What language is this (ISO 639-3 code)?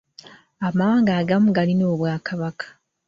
lug